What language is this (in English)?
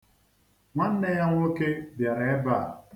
Igbo